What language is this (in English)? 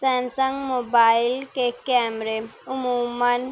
Urdu